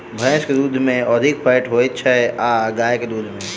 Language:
Maithili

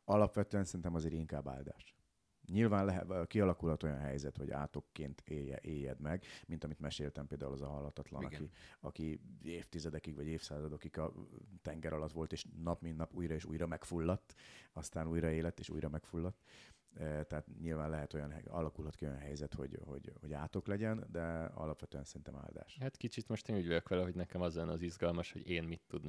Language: Hungarian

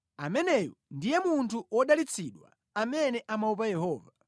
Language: Nyanja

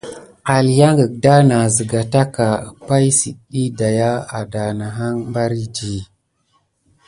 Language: Gidar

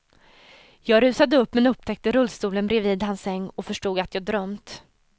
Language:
Swedish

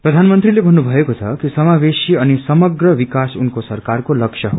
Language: Nepali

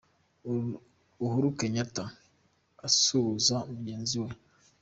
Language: Kinyarwanda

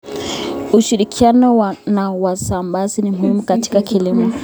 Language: Kalenjin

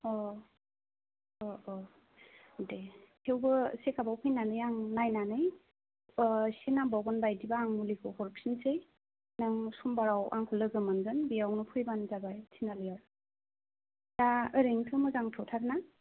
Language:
Bodo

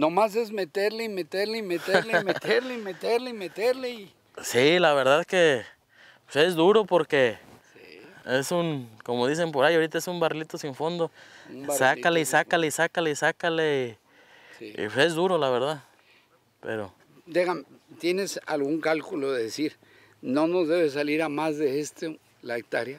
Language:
Spanish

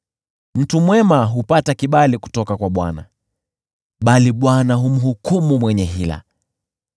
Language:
Swahili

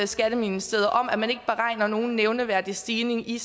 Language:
Danish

